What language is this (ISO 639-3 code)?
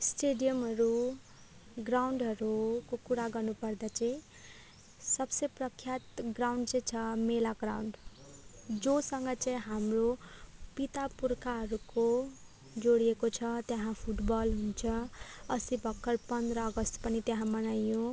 nep